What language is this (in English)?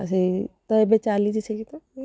Odia